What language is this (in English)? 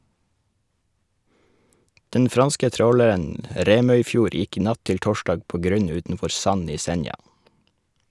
Norwegian